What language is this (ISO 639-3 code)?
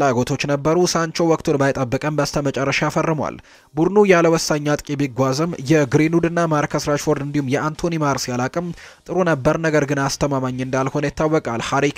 ara